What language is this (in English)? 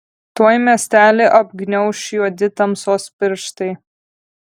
Lithuanian